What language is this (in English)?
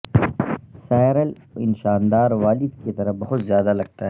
Urdu